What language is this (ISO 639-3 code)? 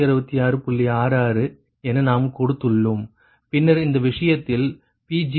tam